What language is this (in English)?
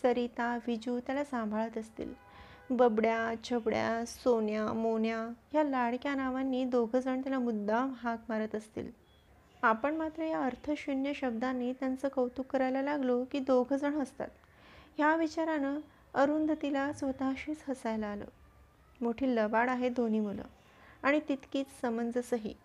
Marathi